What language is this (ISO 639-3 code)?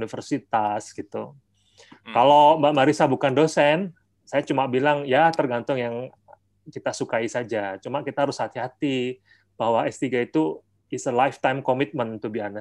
ind